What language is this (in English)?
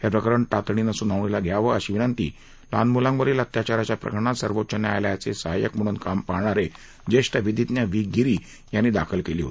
Marathi